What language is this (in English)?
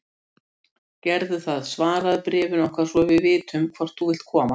Icelandic